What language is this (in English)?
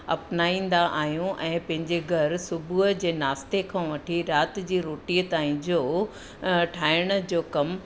Sindhi